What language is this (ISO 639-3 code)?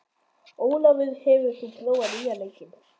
isl